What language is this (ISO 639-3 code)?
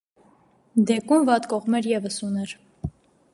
hye